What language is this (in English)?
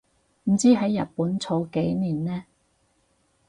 Cantonese